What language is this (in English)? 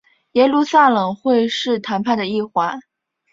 Chinese